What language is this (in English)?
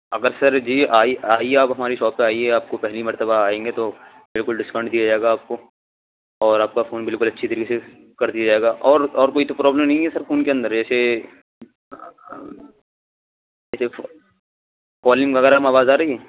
Urdu